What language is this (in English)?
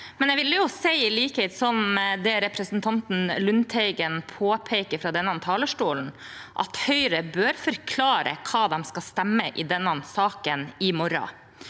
Norwegian